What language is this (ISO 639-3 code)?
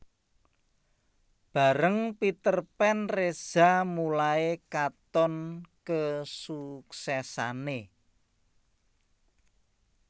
jav